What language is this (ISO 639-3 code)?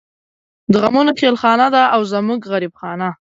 pus